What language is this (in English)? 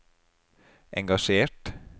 Norwegian